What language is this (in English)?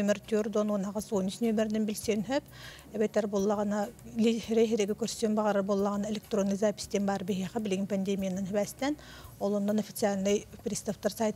Turkish